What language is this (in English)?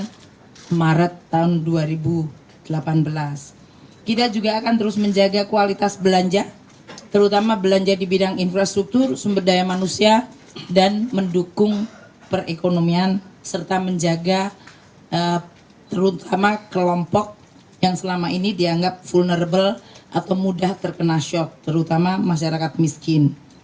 Indonesian